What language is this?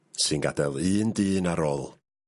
Welsh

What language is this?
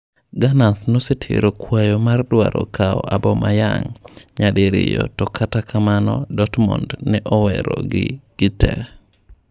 Luo (Kenya and Tanzania)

